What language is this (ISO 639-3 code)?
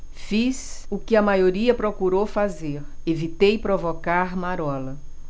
por